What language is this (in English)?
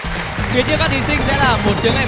Vietnamese